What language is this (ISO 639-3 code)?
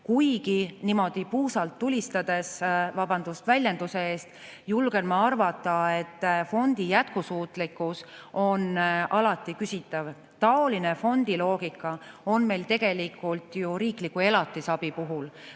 est